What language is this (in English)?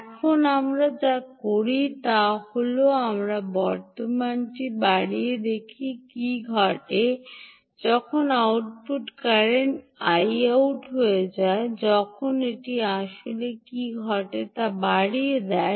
Bangla